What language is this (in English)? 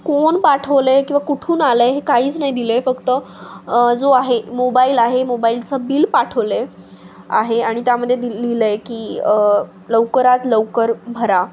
Marathi